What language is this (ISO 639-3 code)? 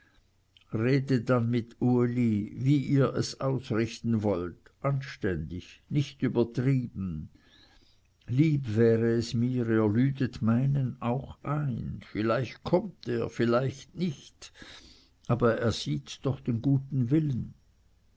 deu